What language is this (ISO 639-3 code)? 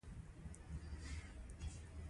pus